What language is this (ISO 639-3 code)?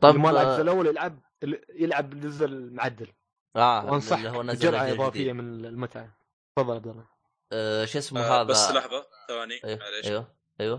ara